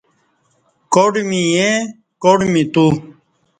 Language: Kati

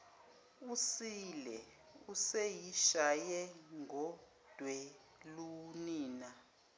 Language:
Zulu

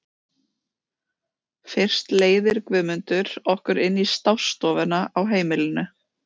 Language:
Icelandic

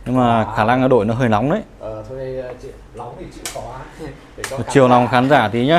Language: Vietnamese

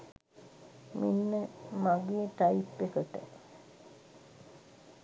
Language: Sinhala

